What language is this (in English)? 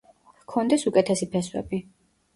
Georgian